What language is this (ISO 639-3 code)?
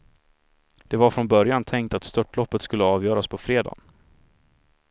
swe